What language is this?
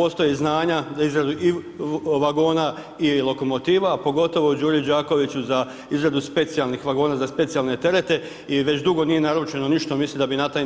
Croatian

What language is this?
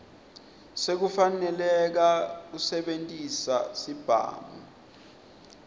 Swati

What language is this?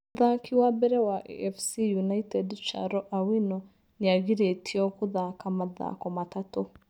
Kikuyu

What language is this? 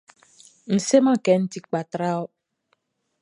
Baoulé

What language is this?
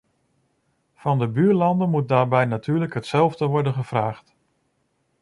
Dutch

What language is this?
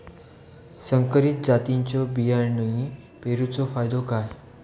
Marathi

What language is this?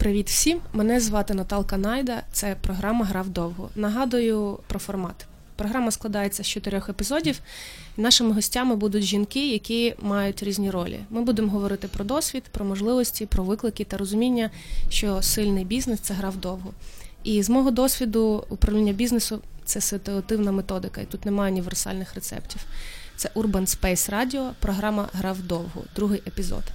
Ukrainian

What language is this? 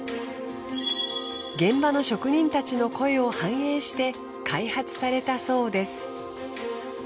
Japanese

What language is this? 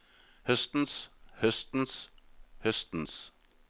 Norwegian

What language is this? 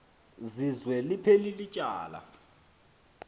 Xhosa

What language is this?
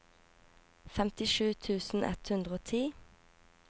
Norwegian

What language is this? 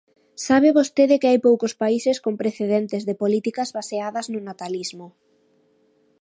Galician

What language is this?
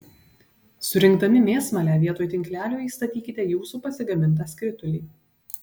Lithuanian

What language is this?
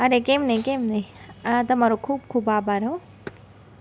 Gujarati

